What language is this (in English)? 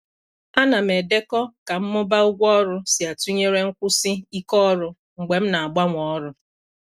Igbo